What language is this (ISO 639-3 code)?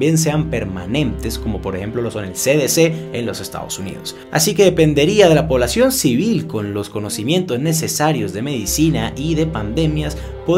spa